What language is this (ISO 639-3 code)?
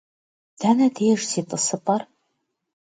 kbd